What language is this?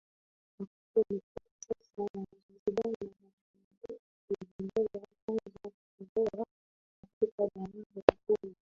Swahili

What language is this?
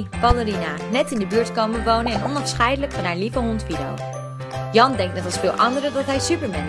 Dutch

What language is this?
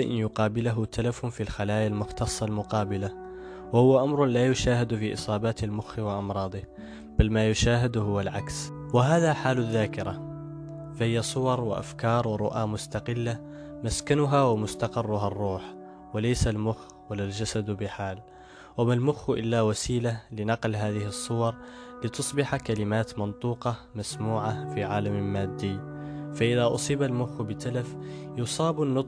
Arabic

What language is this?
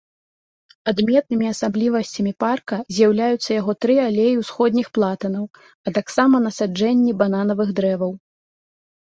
Belarusian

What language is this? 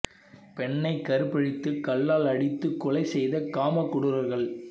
Tamil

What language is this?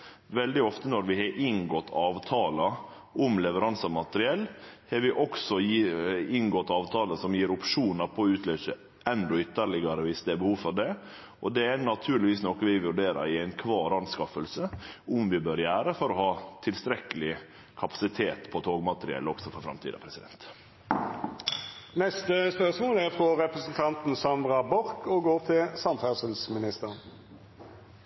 Norwegian Nynorsk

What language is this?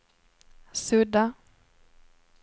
Swedish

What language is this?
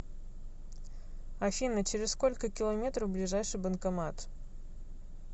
Russian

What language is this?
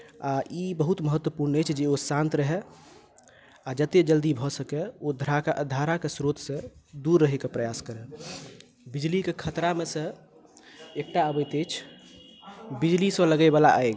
Maithili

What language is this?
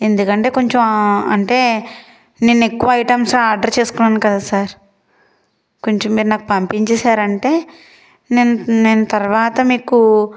Telugu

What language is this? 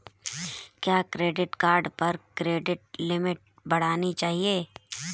Hindi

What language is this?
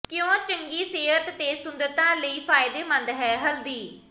Punjabi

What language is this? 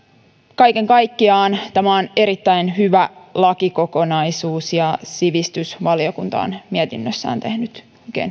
Finnish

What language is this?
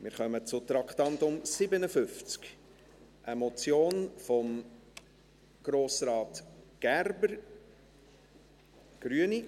Swiss German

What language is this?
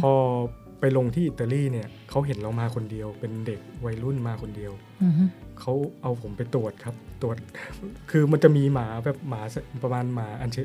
Thai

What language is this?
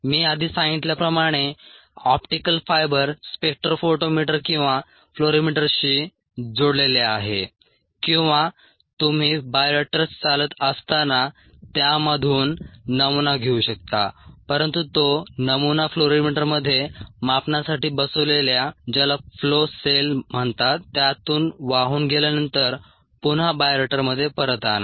Marathi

